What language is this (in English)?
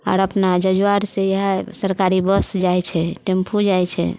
Maithili